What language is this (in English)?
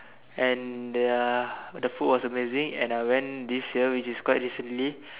English